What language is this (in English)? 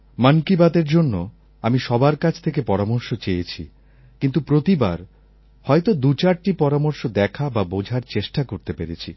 Bangla